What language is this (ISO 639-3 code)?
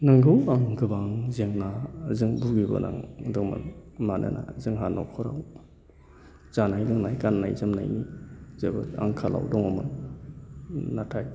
brx